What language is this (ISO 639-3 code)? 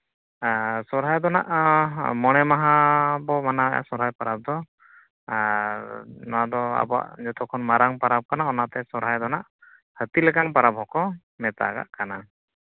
sat